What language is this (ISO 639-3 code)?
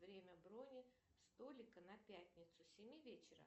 rus